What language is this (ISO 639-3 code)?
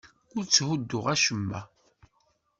kab